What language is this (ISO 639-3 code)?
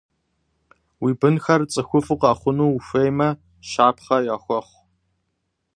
kbd